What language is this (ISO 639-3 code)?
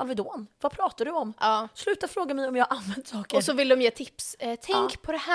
swe